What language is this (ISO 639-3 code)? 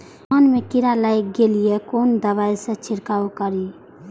mai